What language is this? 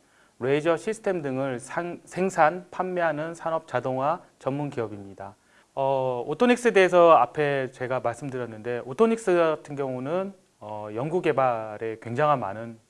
Korean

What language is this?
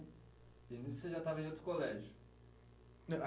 Portuguese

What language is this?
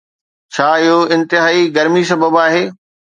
Sindhi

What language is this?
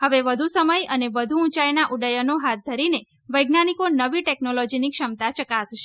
Gujarati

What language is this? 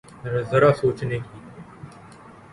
Urdu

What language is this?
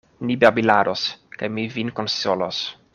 Esperanto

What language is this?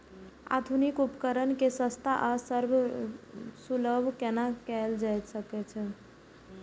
Maithili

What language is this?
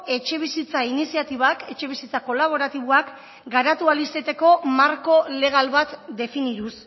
Basque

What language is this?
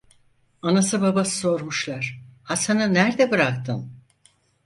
Turkish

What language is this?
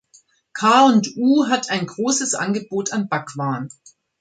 German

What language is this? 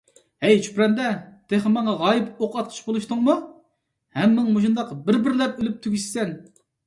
Uyghur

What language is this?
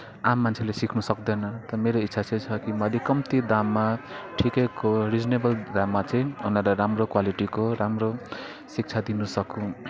Nepali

